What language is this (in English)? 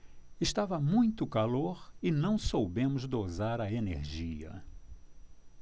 Portuguese